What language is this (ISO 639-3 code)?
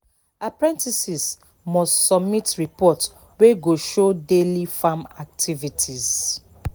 pcm